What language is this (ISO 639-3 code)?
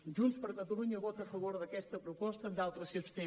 cat